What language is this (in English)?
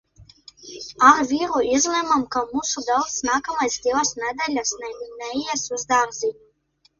Latvian